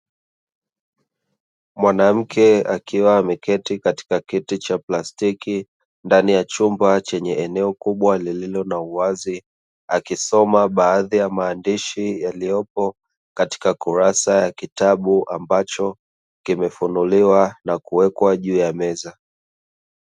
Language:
Swahili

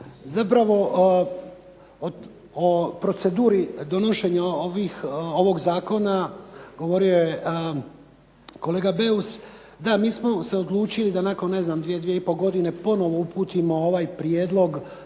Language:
Croatian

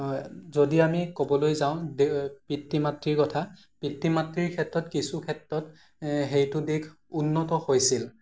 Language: Assamese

